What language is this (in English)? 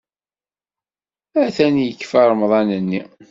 Kabyle